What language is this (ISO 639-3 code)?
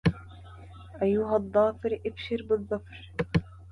ara